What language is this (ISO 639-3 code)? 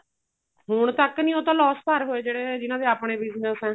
pan